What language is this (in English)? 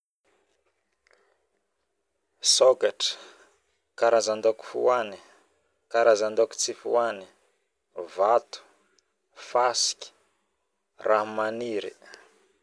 Northern Betsimisaraka Malagasy